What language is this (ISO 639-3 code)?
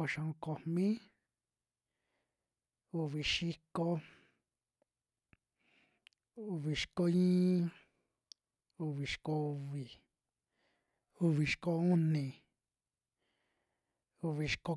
jmx